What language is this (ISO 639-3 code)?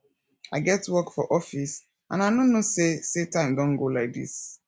pcm